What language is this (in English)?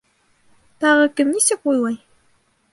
Bashkir